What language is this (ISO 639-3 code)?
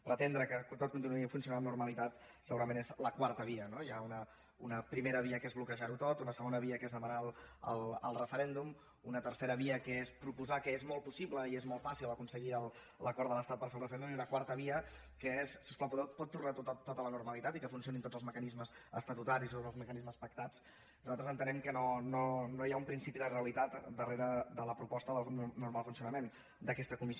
cat